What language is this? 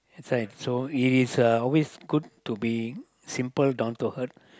English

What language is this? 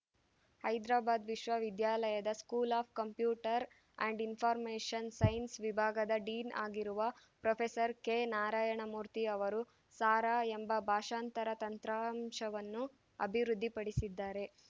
Kannada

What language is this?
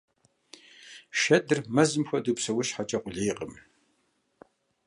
Kabardian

